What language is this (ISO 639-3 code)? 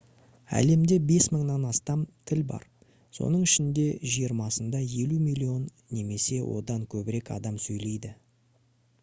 kaz